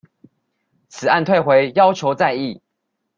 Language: Chinese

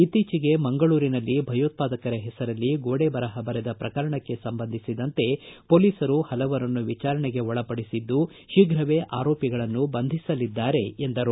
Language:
Kannada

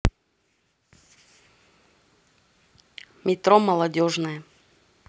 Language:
Russian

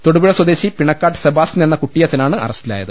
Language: Malayalam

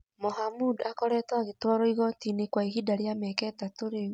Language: Kikuyu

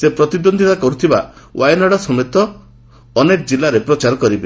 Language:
Odia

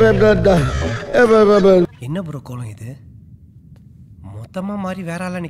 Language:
Indonesian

